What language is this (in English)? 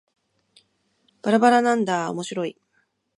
Japanese